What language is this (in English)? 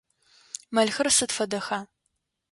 Adyghe